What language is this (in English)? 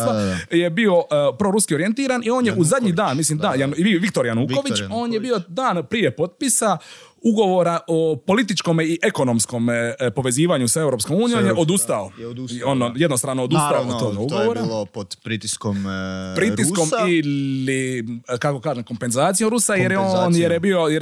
Croatian